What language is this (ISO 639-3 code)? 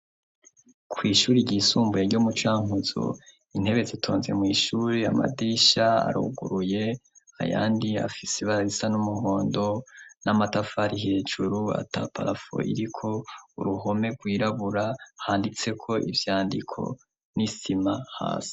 run